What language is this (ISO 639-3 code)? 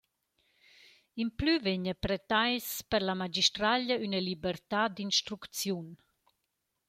roh